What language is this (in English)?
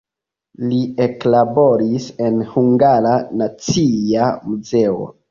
Esperanto